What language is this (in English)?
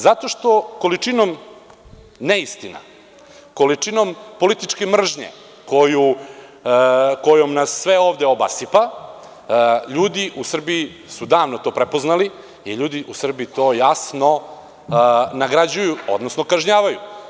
Serbian